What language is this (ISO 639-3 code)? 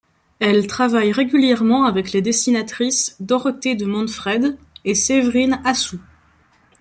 fra